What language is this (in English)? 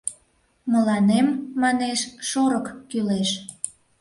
Mari